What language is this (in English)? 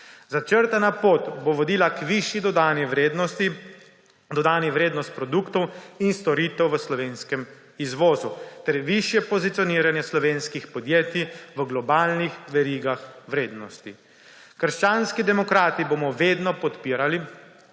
Slovenian